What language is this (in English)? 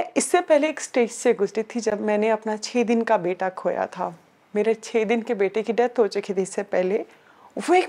Urdu